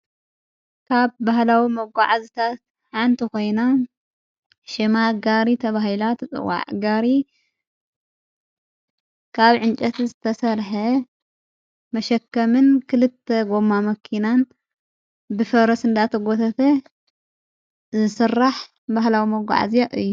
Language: Tigrinya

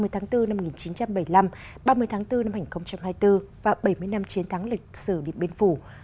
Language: Vietnamese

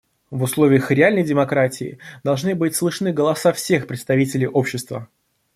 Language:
Russian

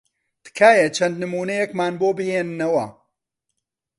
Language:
Central Kurdish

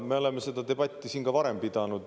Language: Estonian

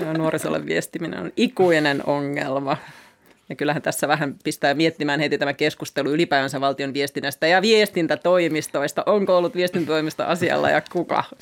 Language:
Finnish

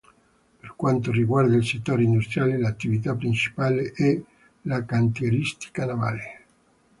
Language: Italian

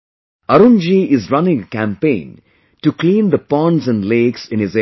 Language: English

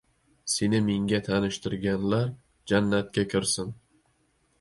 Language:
Uzbek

